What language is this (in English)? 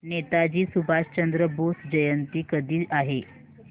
Marathi